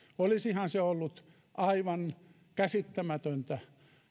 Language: Finnish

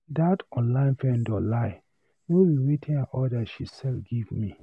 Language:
Nigerian Pidgin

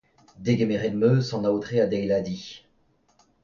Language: Breton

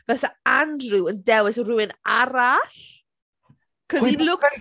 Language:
Welsh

